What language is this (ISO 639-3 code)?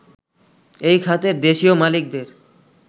ben